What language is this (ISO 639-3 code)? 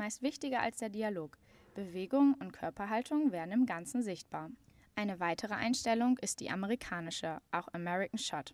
deu